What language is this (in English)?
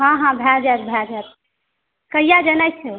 Maithili